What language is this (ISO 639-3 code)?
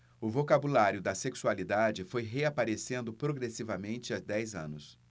por